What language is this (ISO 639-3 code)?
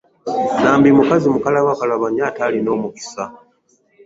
lug